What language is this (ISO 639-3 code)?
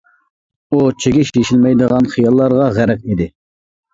uig